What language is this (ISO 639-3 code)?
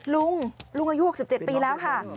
tha